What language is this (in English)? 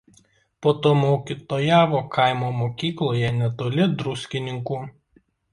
Lithuanian